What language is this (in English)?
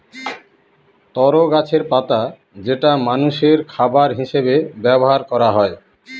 Bangla